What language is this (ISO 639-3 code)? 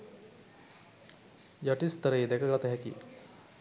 sin